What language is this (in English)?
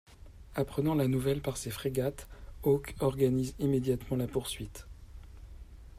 French